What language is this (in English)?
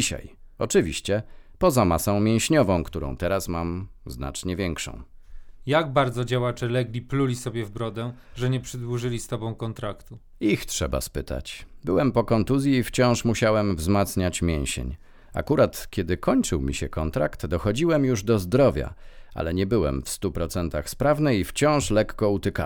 Polish